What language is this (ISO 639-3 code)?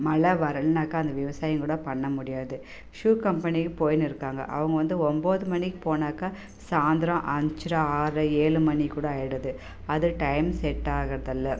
tam